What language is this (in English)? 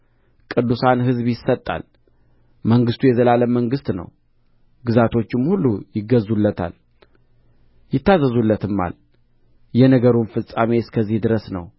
Amharic